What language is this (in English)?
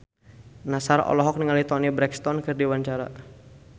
Sundanese